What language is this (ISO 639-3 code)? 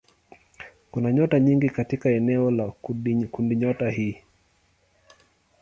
swa